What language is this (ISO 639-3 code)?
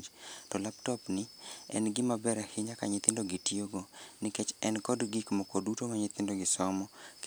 luo